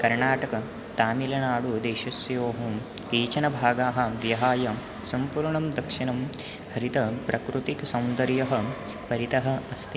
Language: Sanskrit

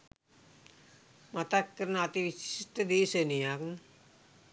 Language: Sinhala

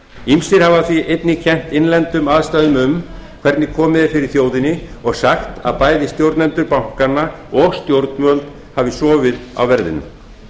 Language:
Icelandic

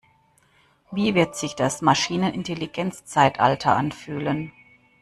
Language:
German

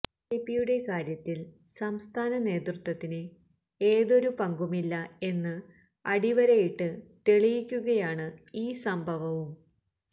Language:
Malayalam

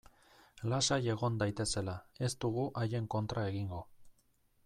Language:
Basque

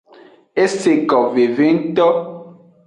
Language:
Aja (Benin)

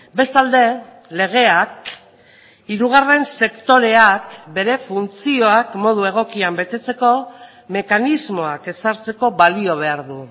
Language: Basque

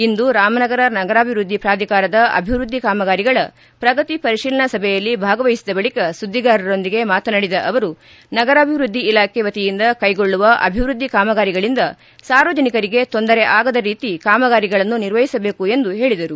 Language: Kannada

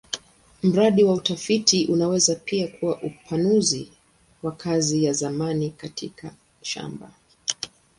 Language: Swahili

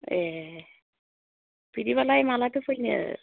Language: Bodo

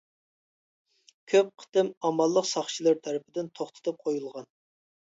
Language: Uyghur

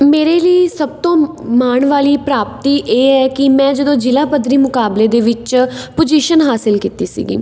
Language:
Punjabi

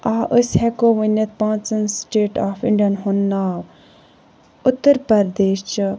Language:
Kashmiri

